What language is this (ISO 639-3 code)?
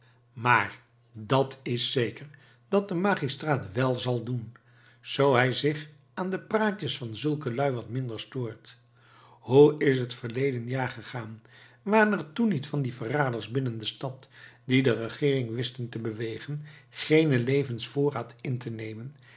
nld